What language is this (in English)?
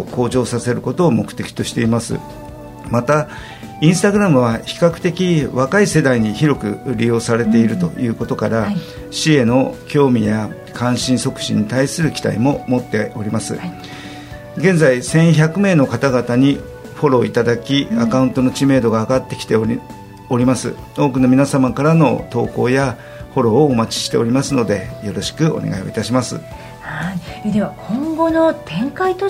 Japanese